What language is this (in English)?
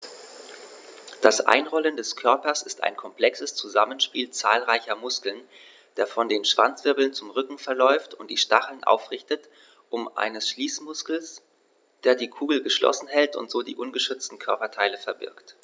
German